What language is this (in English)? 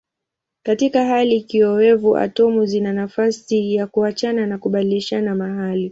Swahili